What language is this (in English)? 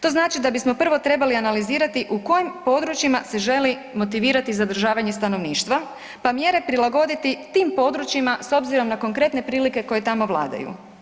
Croatian